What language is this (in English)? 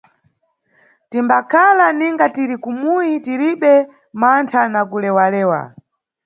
Nyungwe